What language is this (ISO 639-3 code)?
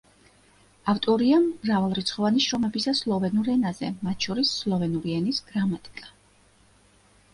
kat